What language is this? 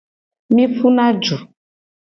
Gen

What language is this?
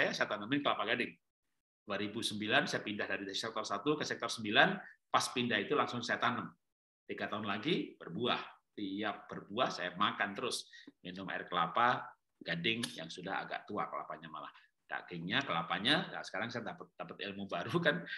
Indonesian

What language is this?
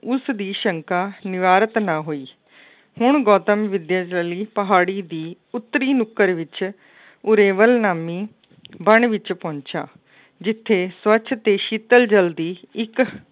Punjabi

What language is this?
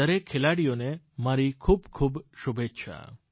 Gujarati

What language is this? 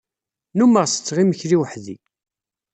Kabyle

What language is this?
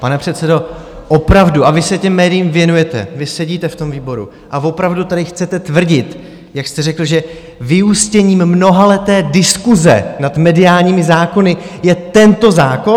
Czech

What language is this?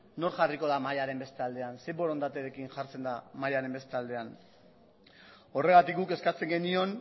Basque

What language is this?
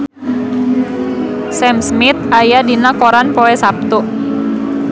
Sundanese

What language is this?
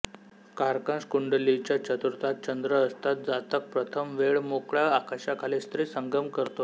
Marathi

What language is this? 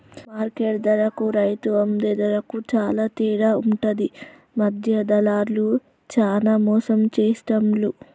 Telugu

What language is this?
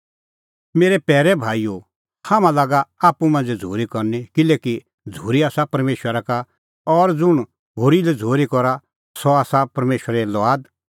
Kullu Pahari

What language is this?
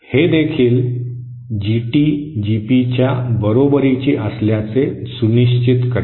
Marathi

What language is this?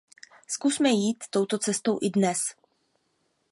Czech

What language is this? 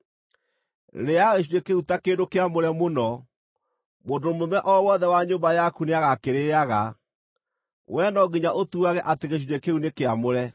Kikuyu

